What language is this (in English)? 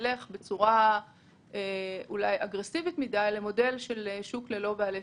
Hebrew